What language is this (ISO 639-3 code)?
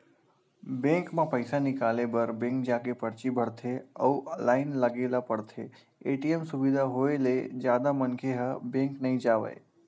hne